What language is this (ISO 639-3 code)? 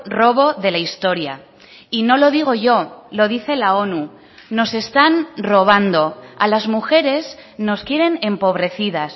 spa